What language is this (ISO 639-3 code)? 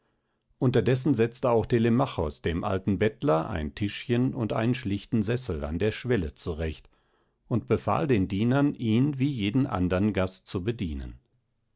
deu